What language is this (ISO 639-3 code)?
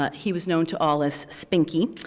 eng